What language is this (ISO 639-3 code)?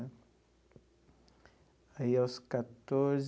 por